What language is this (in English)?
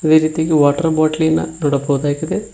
Kannada